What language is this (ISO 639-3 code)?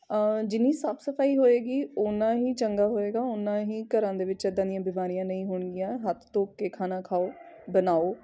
pan